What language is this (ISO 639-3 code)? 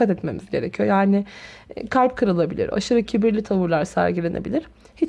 tur